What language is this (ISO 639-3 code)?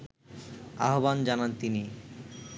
ben